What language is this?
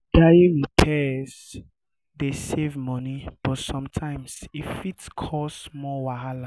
Nigerian Pidgin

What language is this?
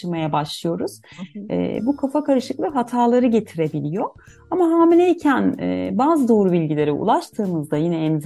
Turkish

